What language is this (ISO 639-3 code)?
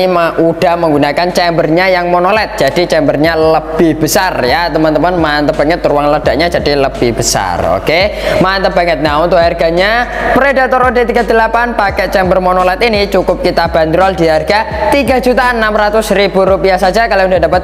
ind